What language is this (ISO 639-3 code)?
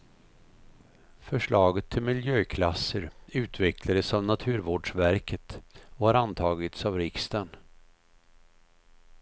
swe